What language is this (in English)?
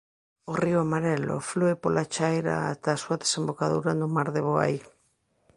Galician